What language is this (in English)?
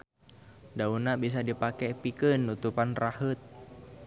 Sundanese